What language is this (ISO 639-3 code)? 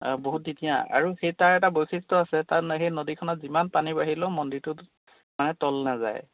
asm